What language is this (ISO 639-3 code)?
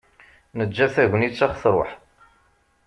kab